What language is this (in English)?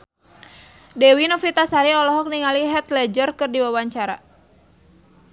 Sundanese